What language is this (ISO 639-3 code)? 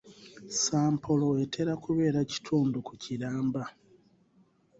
lug